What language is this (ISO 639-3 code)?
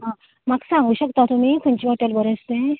kok